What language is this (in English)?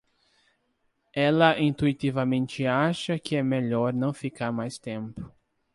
Portuguese